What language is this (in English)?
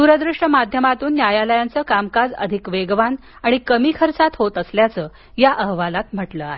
Marathi